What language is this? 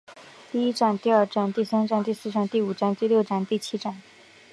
Chinese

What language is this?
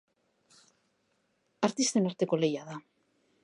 Basque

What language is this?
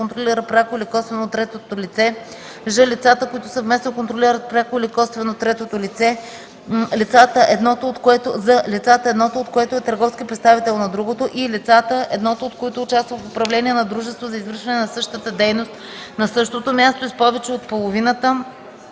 Bulgarian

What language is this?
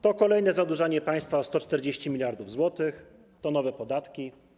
Polish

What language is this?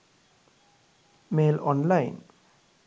Sinhala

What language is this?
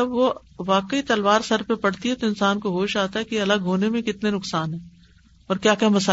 Urdu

